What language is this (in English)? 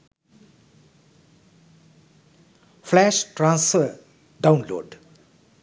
Sinhala